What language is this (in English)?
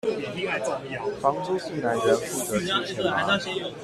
Chinese